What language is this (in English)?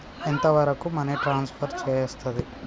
Telugu